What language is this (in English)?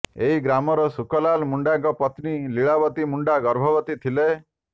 Odia